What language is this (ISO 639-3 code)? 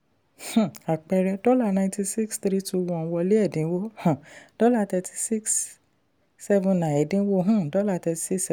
yor